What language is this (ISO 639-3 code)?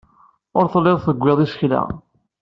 kab